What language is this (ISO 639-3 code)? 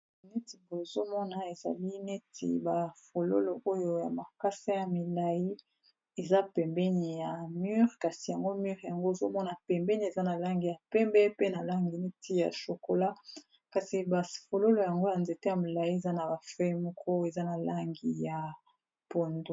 lin